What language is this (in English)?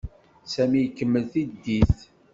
Kabyle